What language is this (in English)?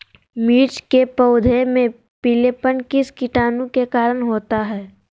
Magahi